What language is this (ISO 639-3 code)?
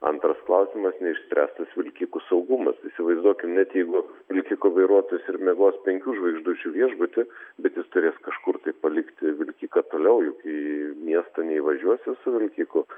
lit